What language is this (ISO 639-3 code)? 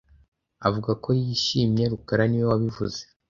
kin